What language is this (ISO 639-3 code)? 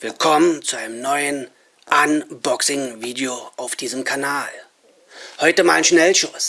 deu